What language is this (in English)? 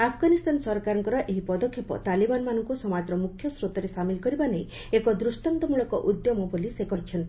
Odia